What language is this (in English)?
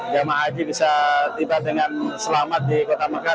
Indonesian